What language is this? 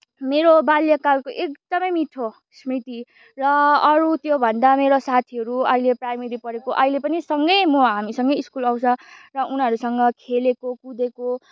Nepali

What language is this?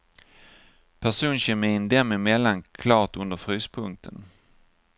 Swedish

